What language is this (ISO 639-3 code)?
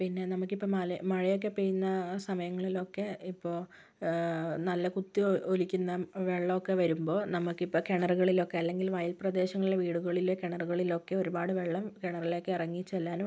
mal